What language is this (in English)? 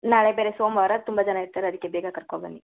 Kannada